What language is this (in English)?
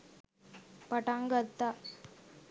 Sinhala